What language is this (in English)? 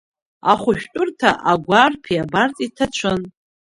Abkhazian